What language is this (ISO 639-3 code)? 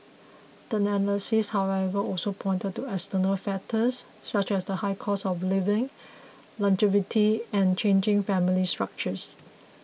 eng